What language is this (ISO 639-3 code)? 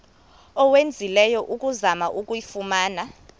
xho